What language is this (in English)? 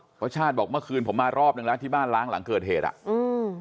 Thai